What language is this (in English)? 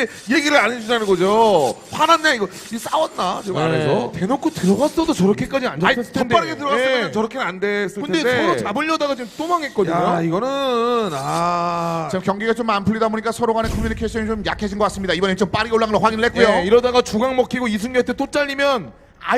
Korean